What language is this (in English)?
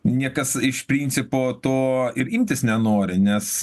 Lithuanian